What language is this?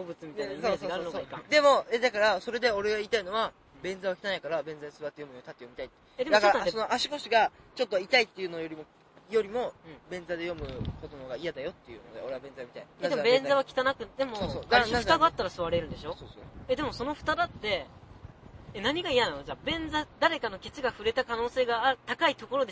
Japanese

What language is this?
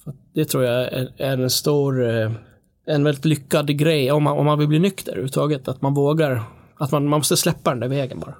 Swedish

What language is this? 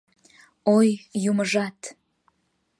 Mari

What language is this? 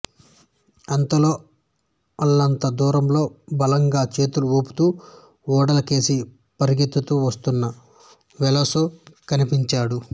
Telugu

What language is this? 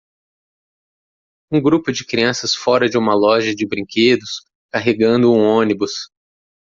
Portuguese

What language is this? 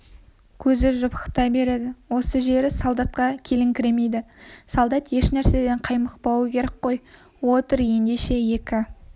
Kazakh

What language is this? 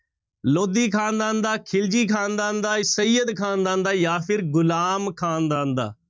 Punjabi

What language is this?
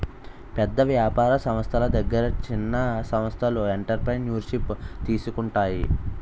Telugu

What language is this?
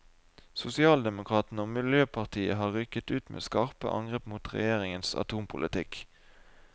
Norwegian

